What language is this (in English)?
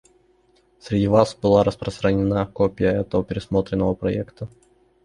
Russian